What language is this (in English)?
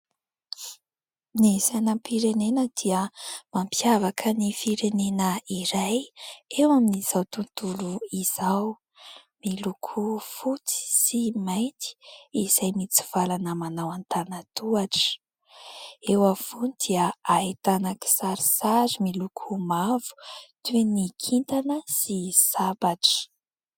Malagasy